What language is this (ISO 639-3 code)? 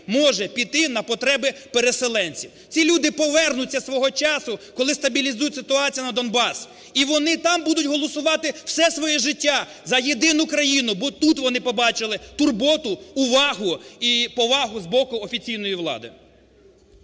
ukr